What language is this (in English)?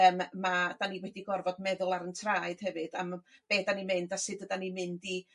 Welsh